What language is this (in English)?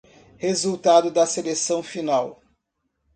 Portuguese